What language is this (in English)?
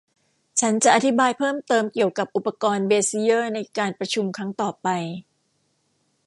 Thai